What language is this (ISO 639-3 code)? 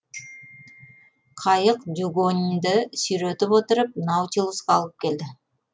kaz